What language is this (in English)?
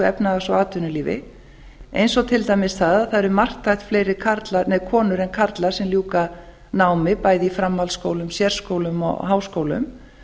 Icelandic